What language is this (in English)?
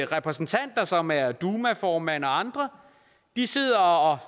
Danish